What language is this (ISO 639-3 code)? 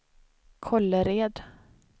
swe